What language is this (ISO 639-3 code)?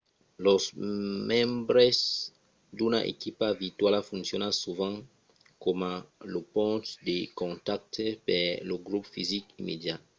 oci